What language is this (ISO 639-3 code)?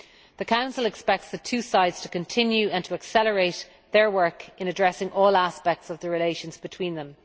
eng